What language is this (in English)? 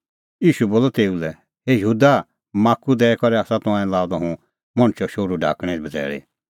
Kullu Pahari